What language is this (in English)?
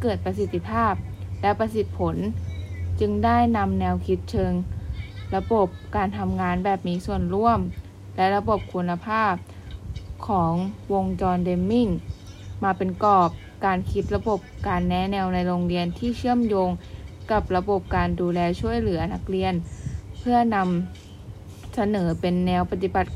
Thai